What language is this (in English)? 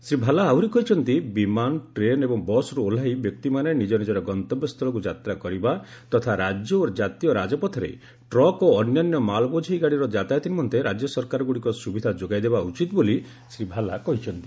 Odia